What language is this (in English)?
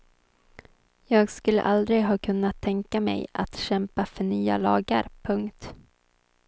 Swedish